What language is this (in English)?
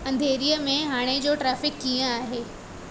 Sindhi